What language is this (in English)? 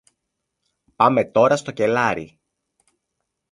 Greek